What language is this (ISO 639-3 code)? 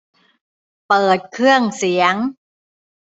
tha